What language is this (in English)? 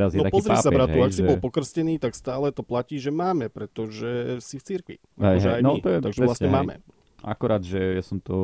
Slovak